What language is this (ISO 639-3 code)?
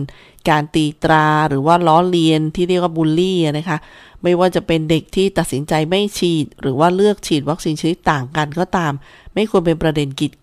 tha